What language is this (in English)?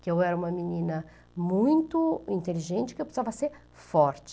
Portuguese